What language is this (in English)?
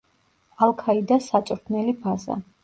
Georgian